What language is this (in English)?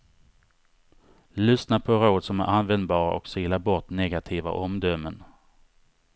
Swedish